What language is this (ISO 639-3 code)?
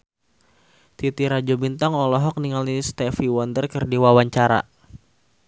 sun